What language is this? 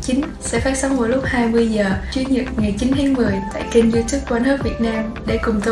Vietnamese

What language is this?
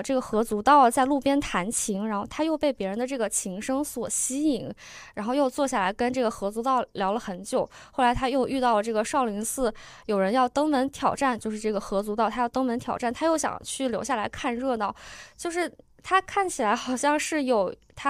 Chinese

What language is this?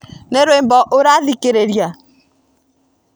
Kikuyu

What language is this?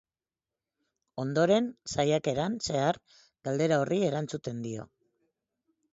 Basque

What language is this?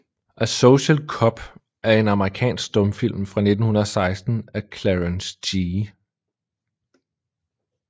Danish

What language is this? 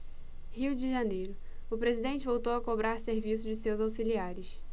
Portuguese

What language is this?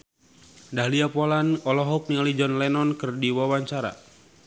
Sundanese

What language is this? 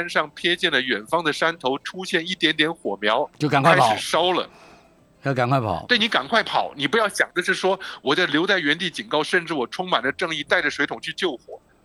Chinese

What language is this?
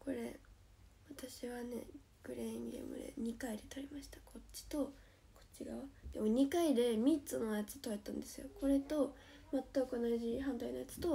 Japanese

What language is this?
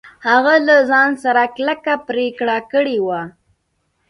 Pashto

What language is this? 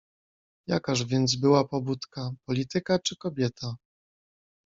Polish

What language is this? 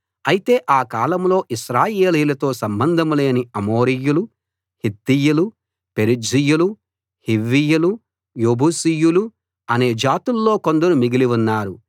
Telugu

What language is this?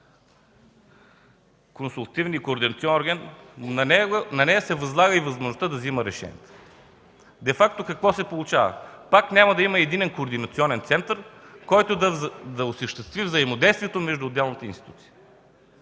Bulgarian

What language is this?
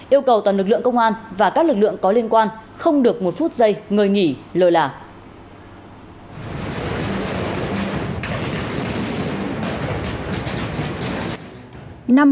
Vietnamese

